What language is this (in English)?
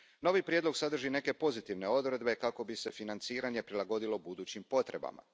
Croatian